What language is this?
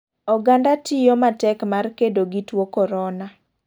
Luo (Kenya and Tanzania)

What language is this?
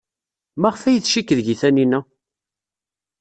Kabyle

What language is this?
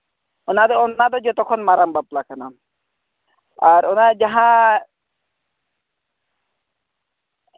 Santali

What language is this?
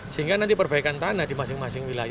Indonesian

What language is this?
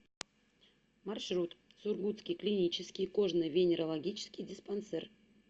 Russian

